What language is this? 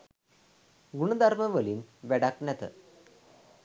Sinhala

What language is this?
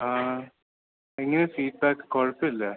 Malayalam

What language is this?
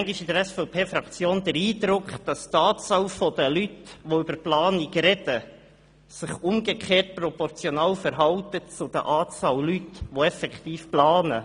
Swiss German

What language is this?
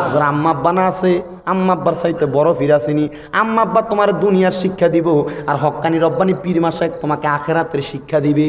Indonesian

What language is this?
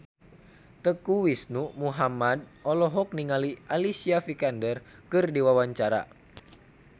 Sundanese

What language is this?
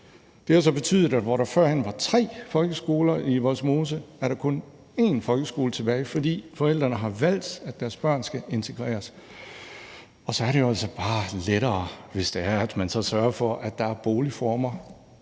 Danish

